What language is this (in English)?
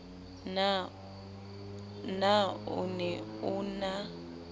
Southern Sotho